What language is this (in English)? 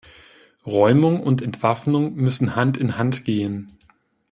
German